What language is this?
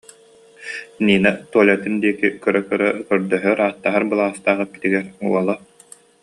Yakut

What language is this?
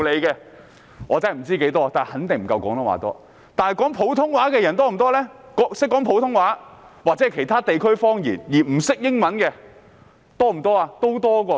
Cantonese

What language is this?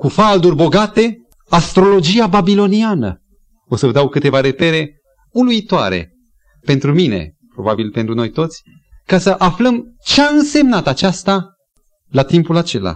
Romanian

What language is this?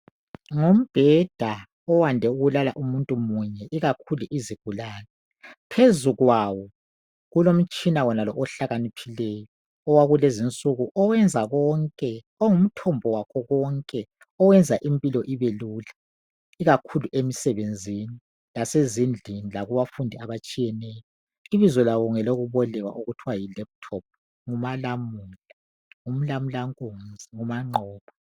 North Ndebele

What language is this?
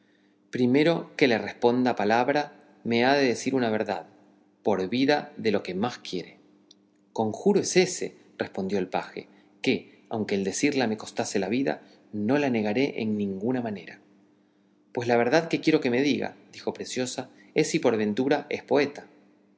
Spanish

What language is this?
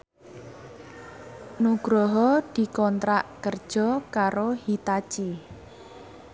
Javanese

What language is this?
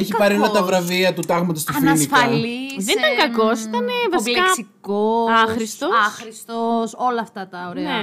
Greek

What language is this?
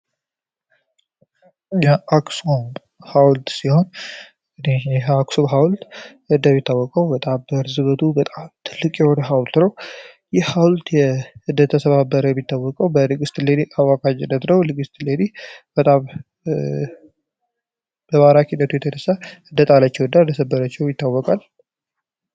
Amharic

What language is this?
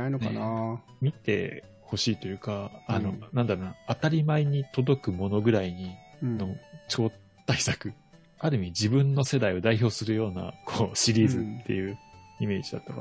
Japanese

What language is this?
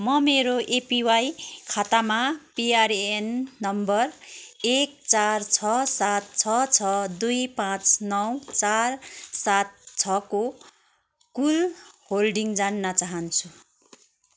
Nepali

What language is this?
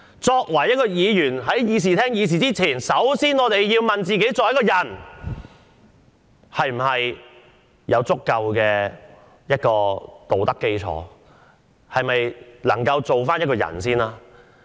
Cantonese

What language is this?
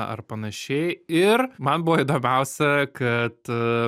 Lithuanian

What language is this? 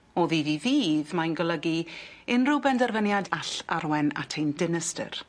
Welsh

